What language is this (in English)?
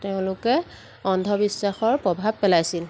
Assamese